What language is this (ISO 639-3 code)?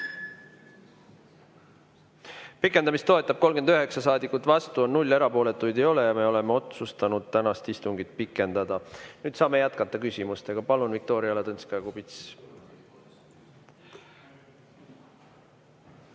est